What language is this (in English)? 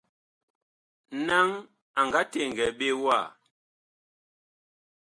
Bakoko